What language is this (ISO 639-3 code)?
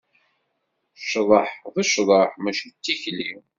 kab